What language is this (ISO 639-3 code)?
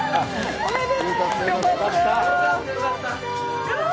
jpn